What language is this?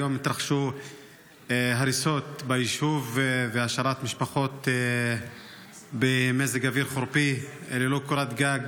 Hebrew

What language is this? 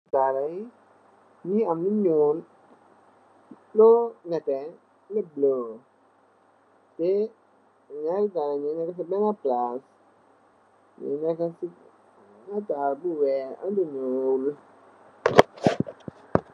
Wolof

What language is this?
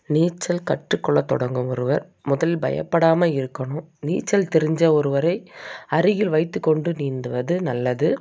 Tamil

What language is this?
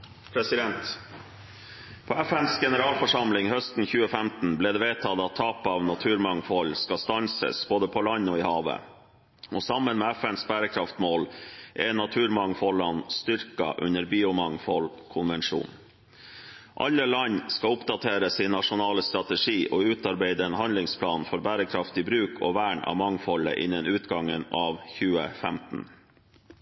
Norwegian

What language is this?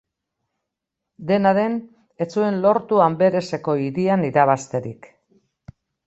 Basque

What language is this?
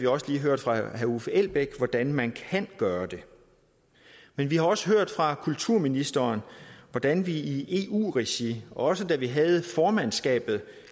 Danish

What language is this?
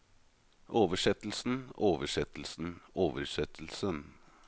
Norwegian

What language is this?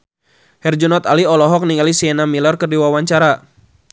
Sundanese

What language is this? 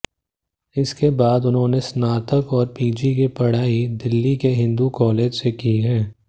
Hindi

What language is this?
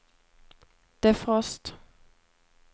Swedish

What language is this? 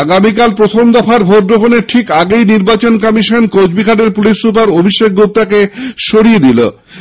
Bangla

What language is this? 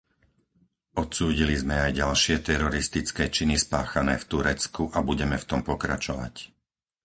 Slovak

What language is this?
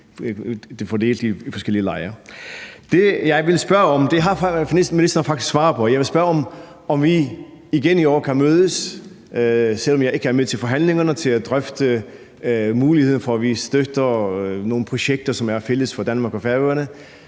Danish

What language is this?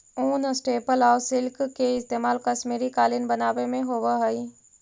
Magahi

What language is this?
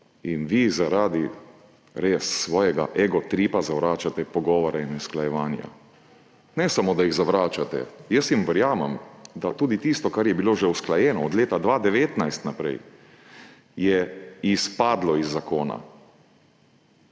Slovenian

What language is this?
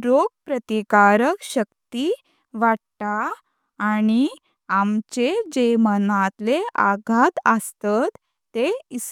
Konkani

